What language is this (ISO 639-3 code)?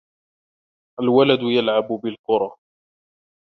ara